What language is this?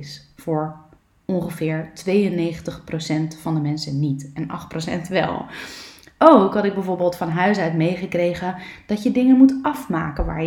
Dutch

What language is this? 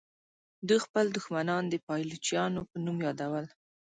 Pashto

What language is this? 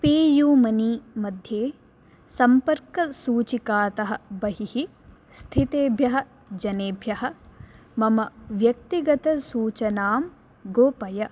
Sanskrit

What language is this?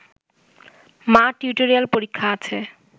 Bangla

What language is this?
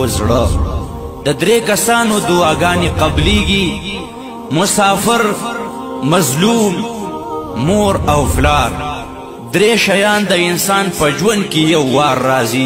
Arabic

